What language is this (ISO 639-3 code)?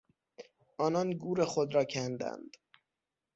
fas